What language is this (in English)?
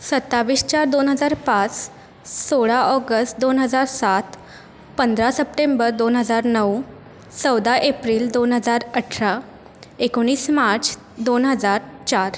Marathi